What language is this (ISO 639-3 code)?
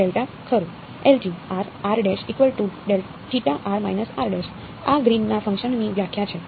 guj